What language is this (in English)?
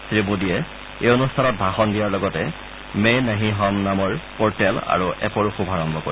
Assamese